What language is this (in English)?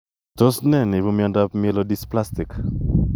Kalenjin